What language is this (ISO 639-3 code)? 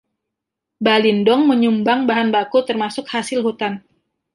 ind